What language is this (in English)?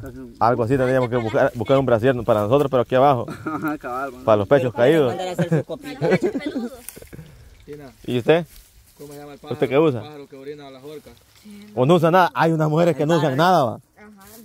Spanish